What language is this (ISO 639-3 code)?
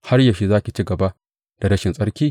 hau